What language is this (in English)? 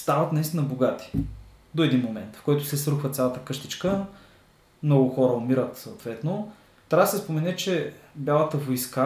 Bulgarian